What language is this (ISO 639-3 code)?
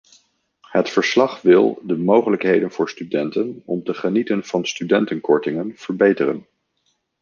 nld